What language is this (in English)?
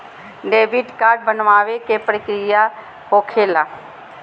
Magahi